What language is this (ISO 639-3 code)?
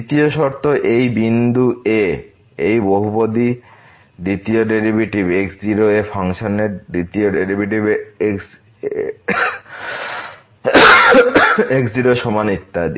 ben